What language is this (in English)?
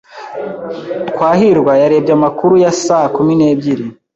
Kinyarwanda